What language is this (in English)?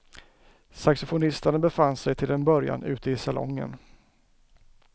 Swedish